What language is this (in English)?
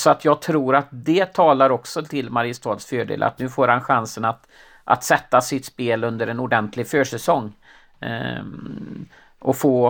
Swedish